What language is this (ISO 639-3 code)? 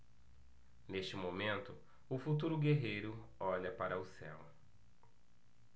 por